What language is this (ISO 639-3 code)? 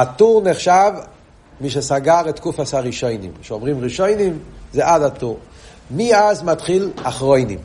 heb